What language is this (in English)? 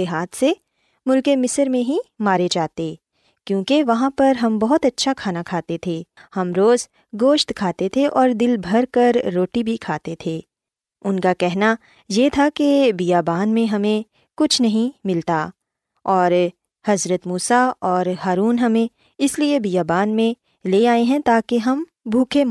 Urdu